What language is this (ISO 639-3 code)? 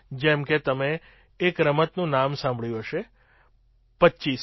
guj